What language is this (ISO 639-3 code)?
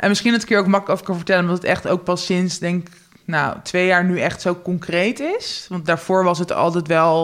nld